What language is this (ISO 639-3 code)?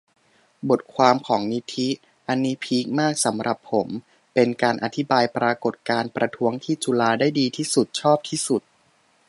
tha